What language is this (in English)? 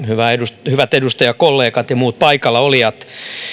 Finnish